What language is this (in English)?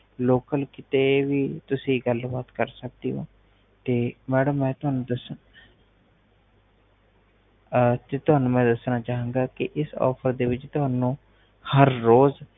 Punjabi